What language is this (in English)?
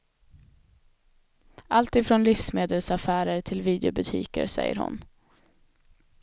Swedish